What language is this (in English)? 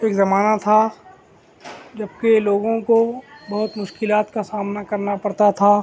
Urdu